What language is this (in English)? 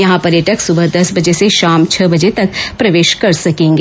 Hindi